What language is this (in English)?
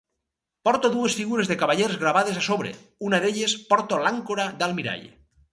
Catalan